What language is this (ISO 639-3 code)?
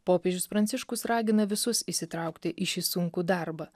lit